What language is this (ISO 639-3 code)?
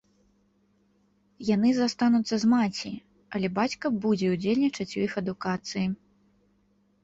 bel